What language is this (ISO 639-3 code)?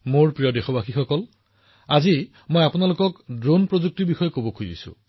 asm